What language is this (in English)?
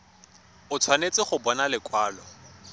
Tswana